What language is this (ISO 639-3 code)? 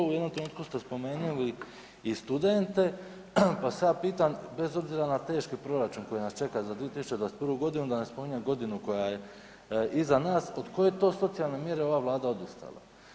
hrv